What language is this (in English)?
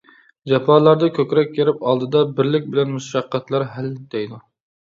Uyghur